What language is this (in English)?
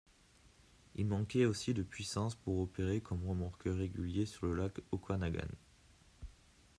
French